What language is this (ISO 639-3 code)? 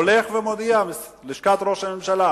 heb